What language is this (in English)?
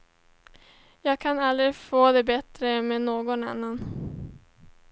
Swedish